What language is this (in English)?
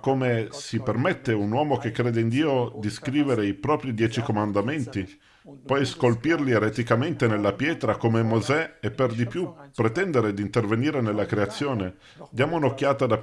Italian